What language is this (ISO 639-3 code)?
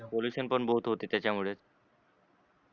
mar